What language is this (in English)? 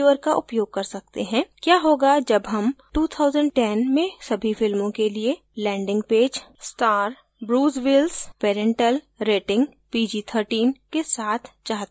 Hindi